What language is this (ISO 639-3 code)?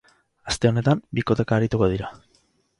eus